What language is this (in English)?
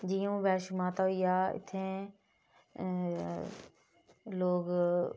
Dogri